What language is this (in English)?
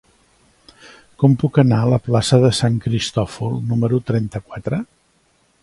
Catalan